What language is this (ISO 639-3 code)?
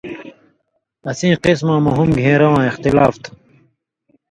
mvy